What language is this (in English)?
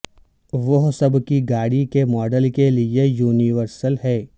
Urdu